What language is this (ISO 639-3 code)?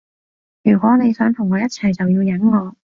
yue